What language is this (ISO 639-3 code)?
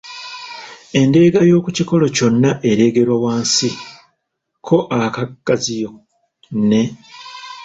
lug